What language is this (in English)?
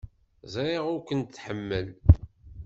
Kabyle